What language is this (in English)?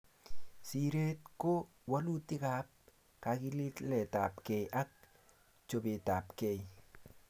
Kalenjin